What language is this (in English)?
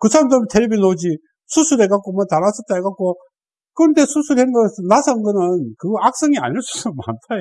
Korean